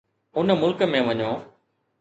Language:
Sindhi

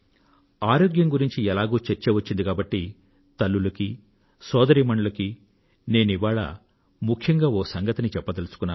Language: Telugu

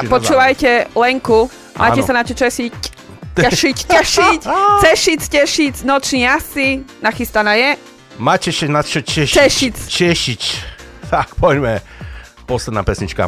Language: Slovak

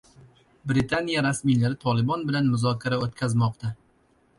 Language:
Uzbek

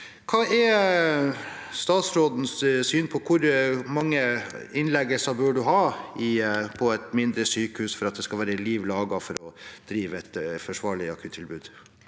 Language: Norwegian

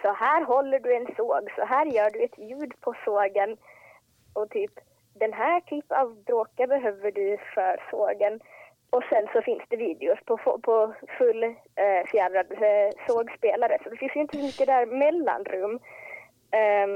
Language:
Swedish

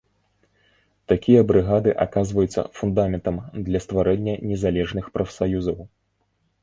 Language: Belarusian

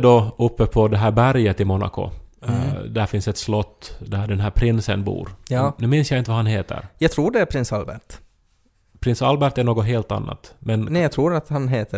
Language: Swedish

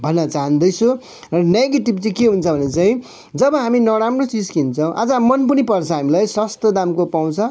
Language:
Nepali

